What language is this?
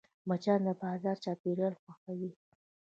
Pashto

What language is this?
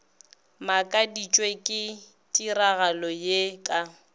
Northern Sotho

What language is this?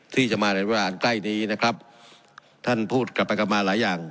Thai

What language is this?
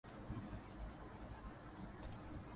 Thai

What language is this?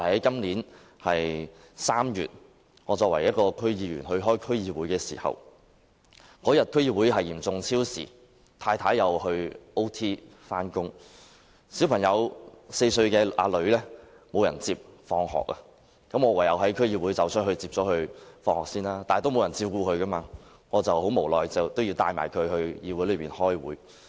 Cantonese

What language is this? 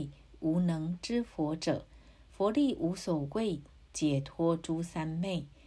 Chinese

